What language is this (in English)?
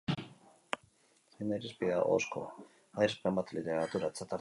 Basque